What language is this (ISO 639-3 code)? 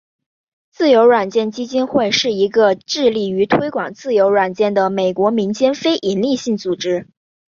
zho